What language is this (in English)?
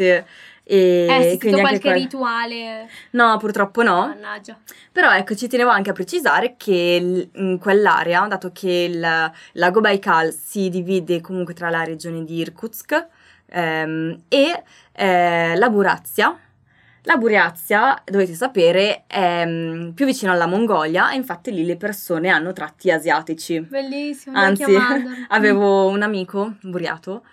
Italian